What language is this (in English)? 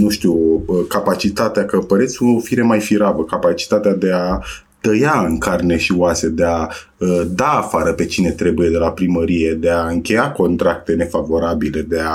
Romanian